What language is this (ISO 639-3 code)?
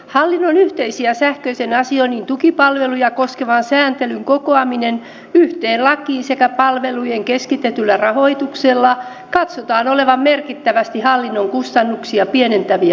fin